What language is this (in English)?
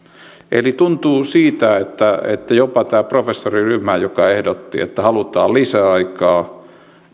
Finnish